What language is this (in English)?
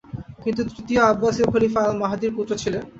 Bangla